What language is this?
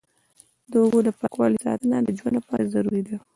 Pashto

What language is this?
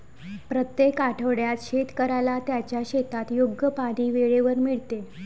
Marathi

